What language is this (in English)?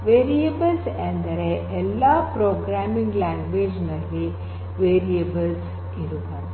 Kannada